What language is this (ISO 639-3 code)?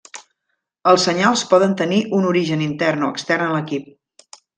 cat